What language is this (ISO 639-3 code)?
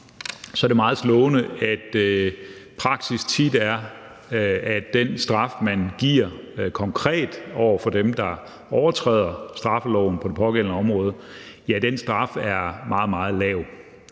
dan